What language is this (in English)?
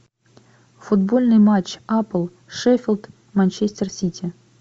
Russian